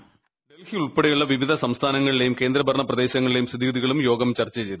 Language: Malayalam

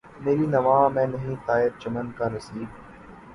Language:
Urdu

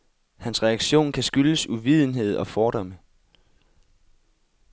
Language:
Danish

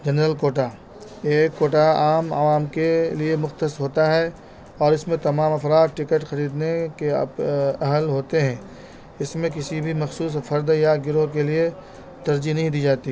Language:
Urdu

